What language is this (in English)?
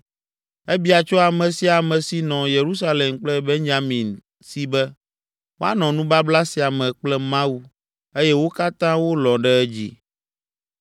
Ewe